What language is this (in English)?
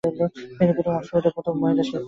Bangla